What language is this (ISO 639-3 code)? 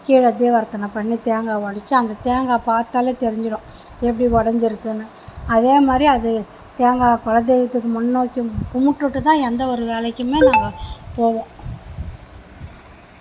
tam